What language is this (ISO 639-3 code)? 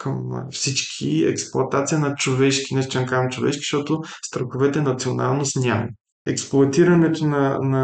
bul